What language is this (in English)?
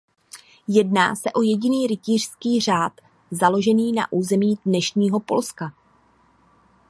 Czech